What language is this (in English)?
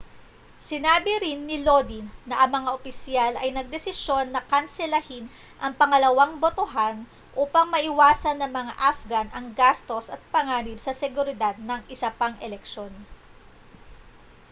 Filipino